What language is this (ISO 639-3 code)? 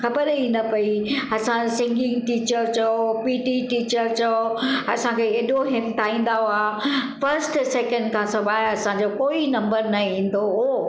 snd